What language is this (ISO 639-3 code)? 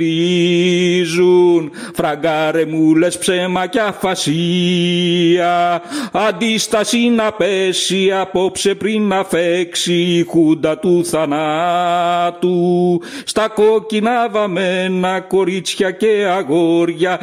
ell